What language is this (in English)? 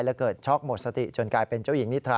Thai